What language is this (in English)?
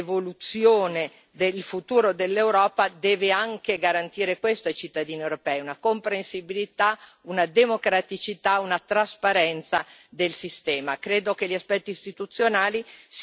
Italian